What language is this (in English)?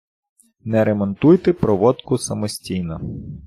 Ukrainian